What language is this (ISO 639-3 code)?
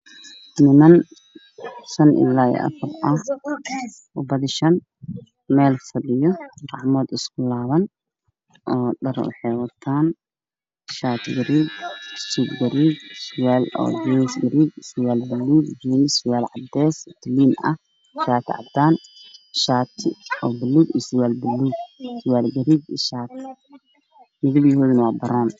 som